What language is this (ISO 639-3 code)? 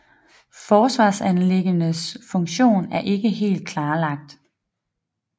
dan